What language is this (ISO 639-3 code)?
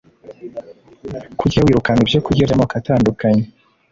kin